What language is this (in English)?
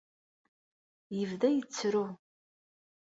Kabyle